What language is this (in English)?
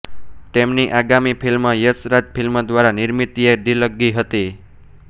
Gujarati